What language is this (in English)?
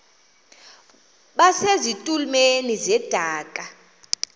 Xhosa